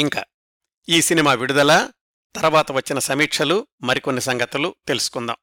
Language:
Telugu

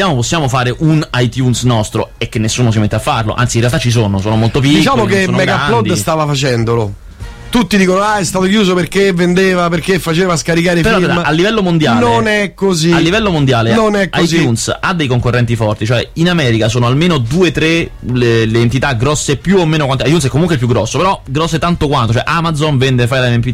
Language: Italian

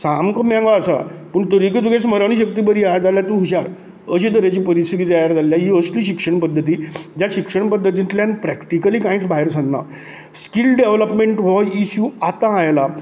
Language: Konkani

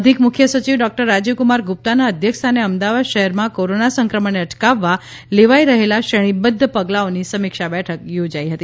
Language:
Gujarati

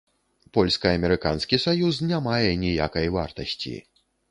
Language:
Belarusian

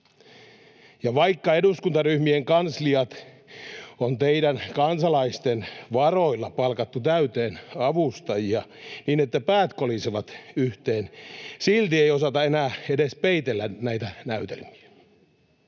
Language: Finnish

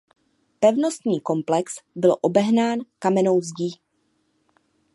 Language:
Czech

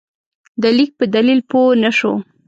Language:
Pashto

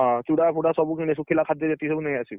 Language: Odia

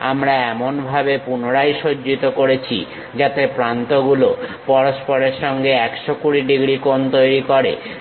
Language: Bangla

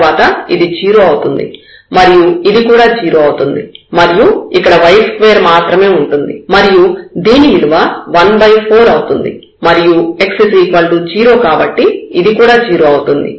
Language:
Telugu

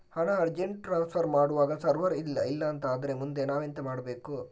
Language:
Kannada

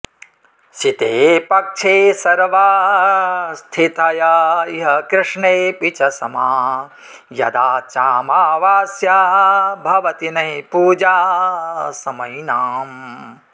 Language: Sanskrit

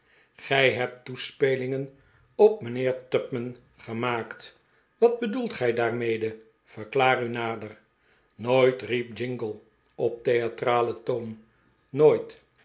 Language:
Dutch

